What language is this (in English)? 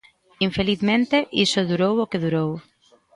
Galician